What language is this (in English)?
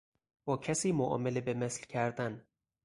Persian